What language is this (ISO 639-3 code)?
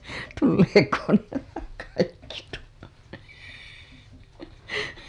fin